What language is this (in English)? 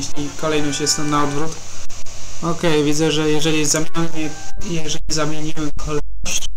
Polish